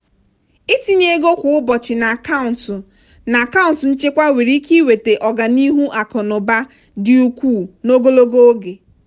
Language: Igbo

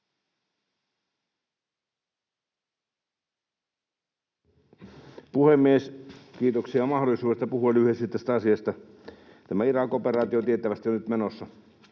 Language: Finnish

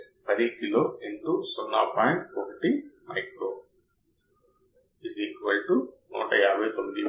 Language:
Telugu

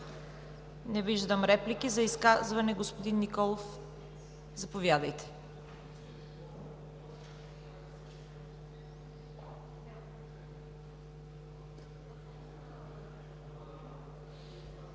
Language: Bulgarian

